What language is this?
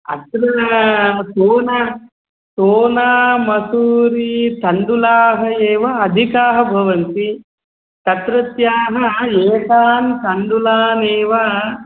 Sanskrit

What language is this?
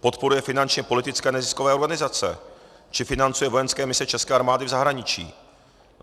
Czech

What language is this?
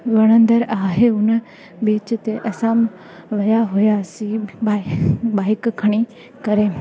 Sindhi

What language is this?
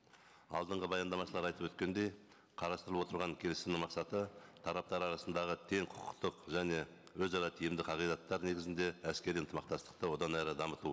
Kazakh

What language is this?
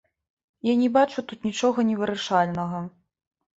Belarusian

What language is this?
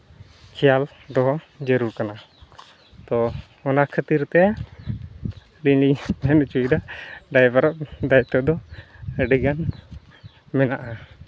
Santali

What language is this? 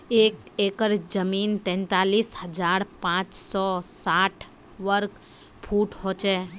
Magahi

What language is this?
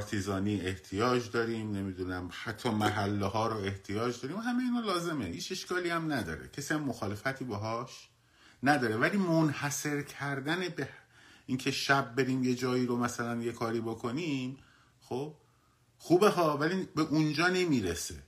Persian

